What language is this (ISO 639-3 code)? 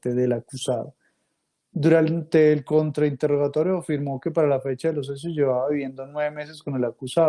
spa